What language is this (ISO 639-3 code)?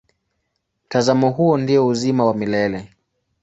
swa